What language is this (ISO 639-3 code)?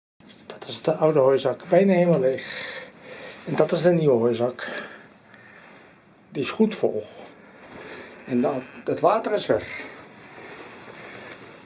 nld